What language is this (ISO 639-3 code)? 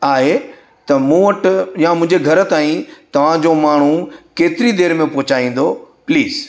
snd